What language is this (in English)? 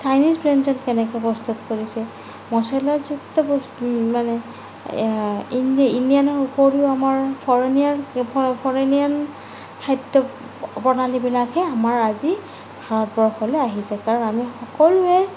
Assamese